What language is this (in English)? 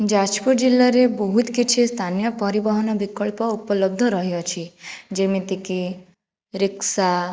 Odia